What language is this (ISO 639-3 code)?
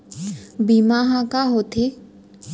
hne